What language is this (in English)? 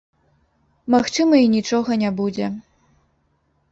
Belarusian